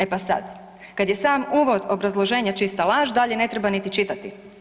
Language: Croatian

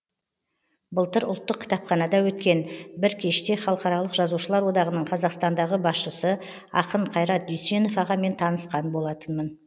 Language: Kazakh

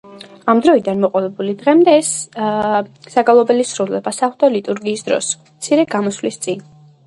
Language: Georgian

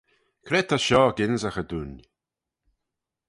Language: Manx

